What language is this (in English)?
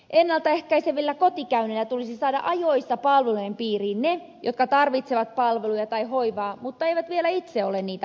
Finnish